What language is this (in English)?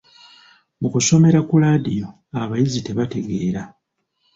Ganda